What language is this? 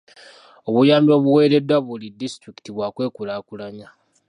Ganda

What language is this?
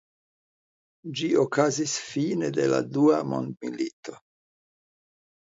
Esperanto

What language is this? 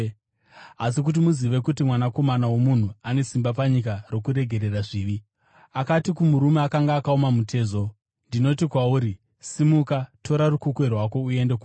Shona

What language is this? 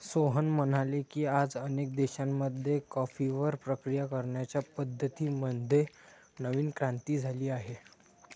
Marathi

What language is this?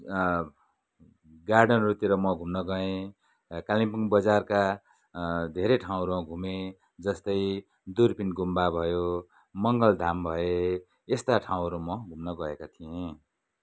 Nepali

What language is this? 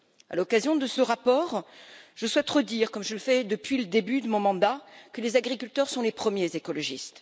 French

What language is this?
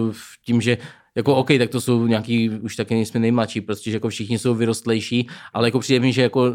Czech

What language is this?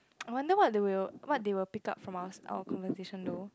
English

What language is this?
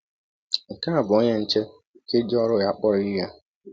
Igbo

